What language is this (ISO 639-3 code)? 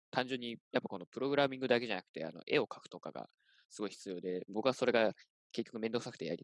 jpn